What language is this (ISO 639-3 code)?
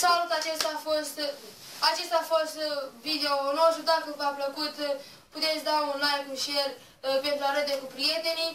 ron